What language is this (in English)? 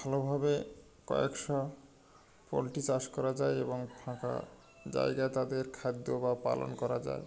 Bangla